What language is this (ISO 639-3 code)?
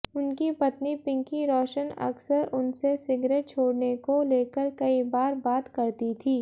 hin